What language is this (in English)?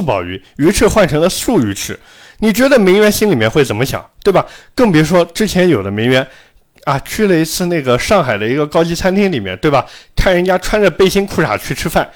Chinese